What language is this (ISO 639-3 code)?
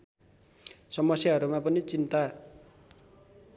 nep